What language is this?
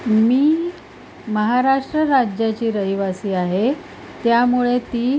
Marathi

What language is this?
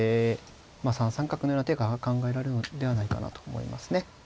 Japanese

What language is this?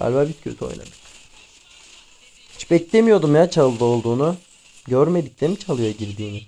Turkish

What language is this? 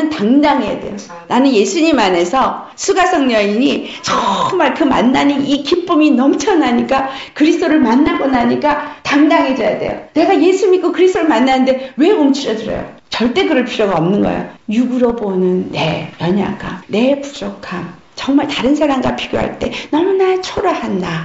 Korean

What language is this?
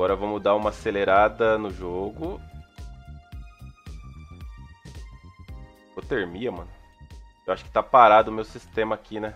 Portuguese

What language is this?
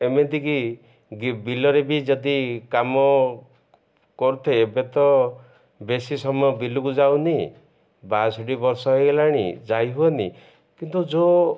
Odia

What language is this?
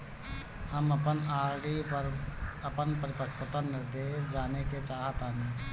Bhojpuri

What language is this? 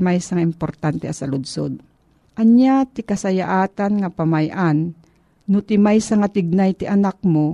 Filipino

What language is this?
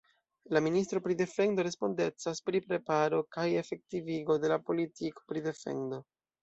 Esperanto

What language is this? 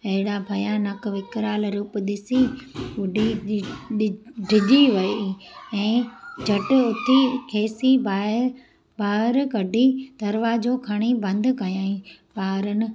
Sindhi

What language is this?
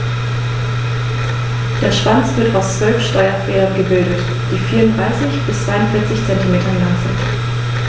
German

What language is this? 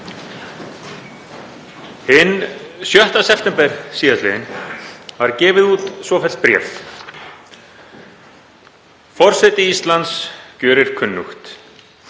Icelandic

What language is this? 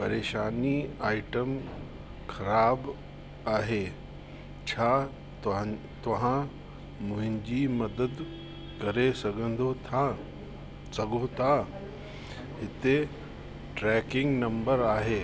Sindhi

